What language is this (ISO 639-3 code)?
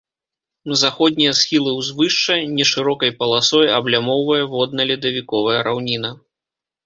bel